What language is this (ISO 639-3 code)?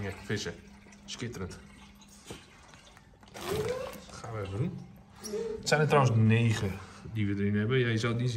nld